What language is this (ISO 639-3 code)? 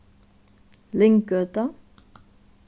fao